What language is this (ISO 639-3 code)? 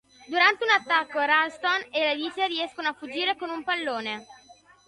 ita